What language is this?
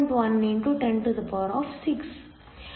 Kannada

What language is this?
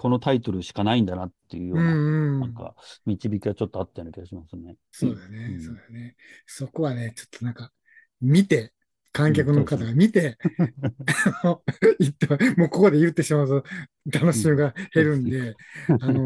Japanese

